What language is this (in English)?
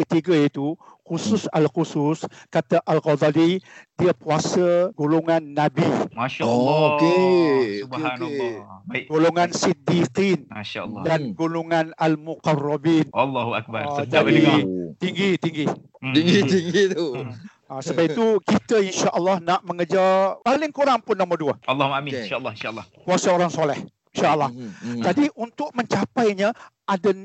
Malay